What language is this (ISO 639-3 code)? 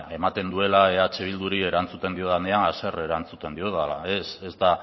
eus